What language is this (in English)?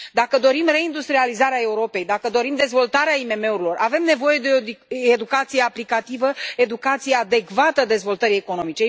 Romanian